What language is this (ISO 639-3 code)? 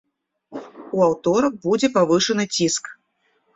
bel